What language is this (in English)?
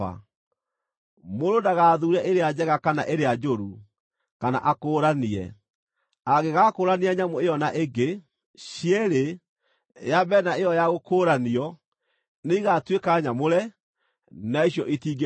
Kikuyu